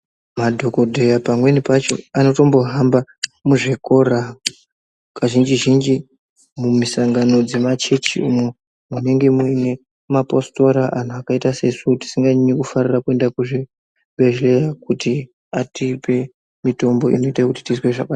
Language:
Ndau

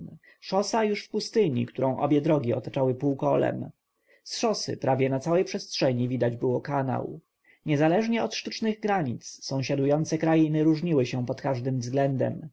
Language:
Polish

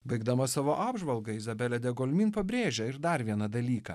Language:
Lithuanian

